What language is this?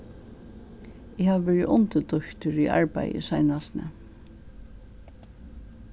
Faroese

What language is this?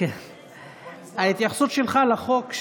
Hebrew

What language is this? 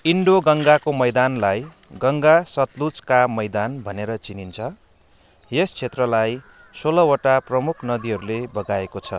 Nepali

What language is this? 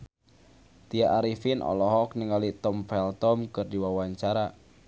Sundanese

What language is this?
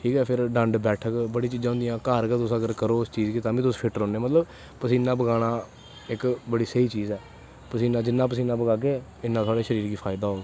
Dogri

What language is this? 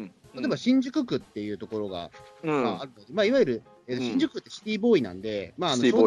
Japanese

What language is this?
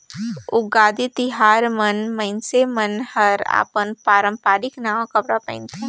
Chhattisgarhi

